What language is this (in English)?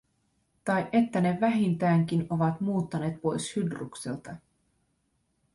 Finnish